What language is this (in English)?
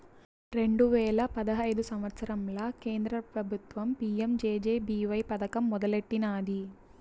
Telugu